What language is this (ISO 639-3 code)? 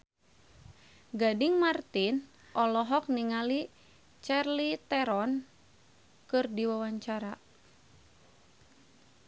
sun